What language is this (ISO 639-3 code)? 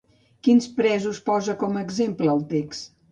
cat